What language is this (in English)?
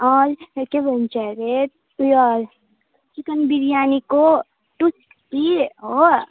Nepali